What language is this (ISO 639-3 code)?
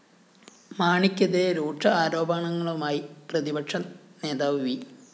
mal